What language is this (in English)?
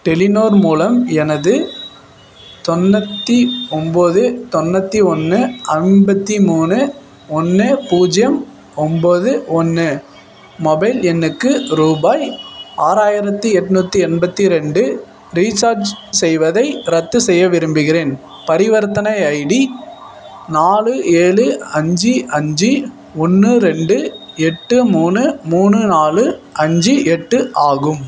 Tamil